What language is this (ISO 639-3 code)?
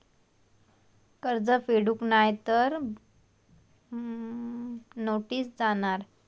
mar